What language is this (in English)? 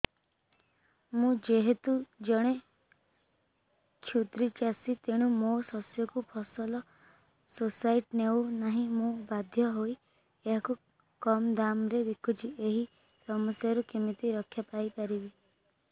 Odia